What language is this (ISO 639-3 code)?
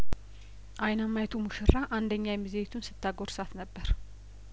amh